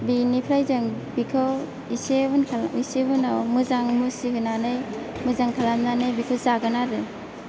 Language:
Bodo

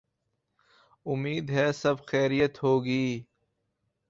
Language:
Urdu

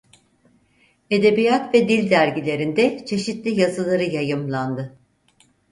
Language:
Turkish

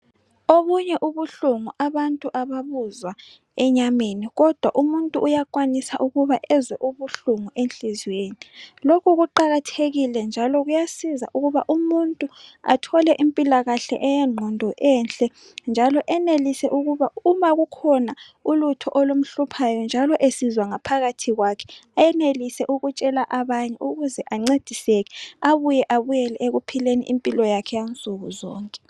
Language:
North Ndebele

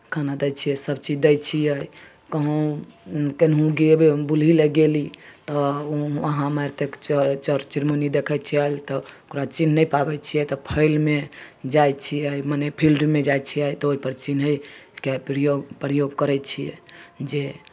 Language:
Maithili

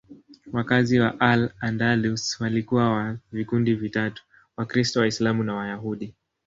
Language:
Swahili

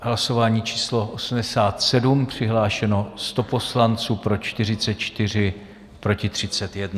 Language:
Czech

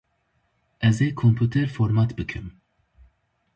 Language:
Kurdish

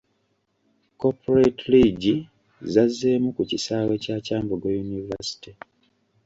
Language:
Ganda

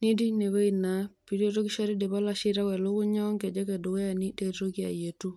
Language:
Masai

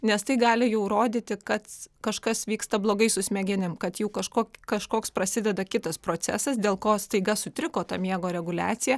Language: Lithuanian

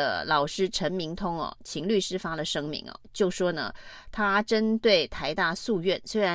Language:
Chinese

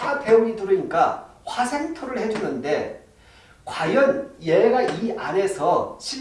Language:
Korean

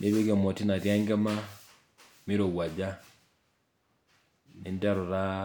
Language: Masai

